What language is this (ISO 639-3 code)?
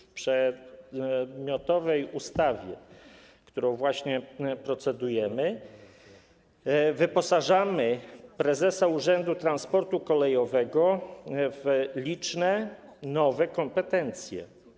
pol